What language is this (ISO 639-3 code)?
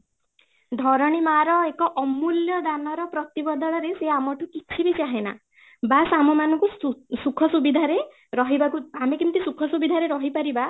ori